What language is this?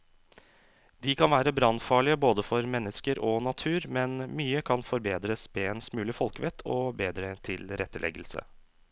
Norwegian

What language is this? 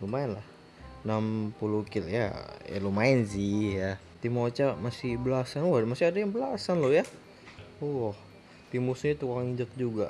Indonesian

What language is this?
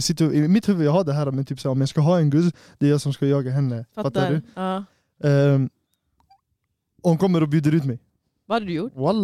Swedish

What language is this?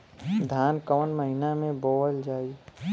Bhojpuri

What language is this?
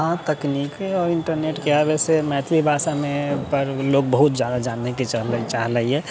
Maithili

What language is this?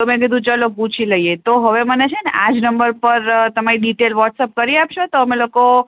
Gujarati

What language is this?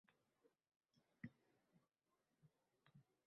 Uzbek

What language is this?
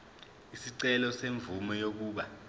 Zulu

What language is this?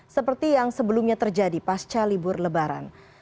Indonesian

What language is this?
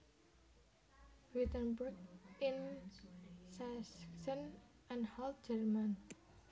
Javanese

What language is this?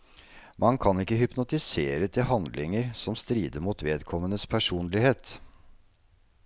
Norwegian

